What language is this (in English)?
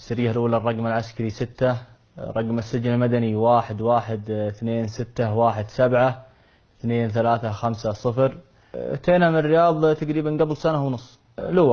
Arabic